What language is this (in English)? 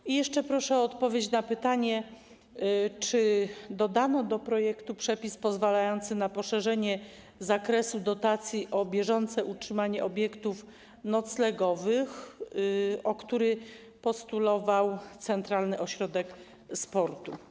Polish